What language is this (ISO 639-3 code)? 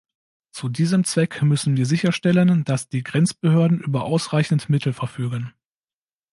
deu